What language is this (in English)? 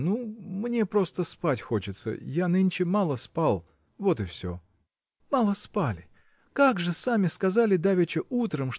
Russian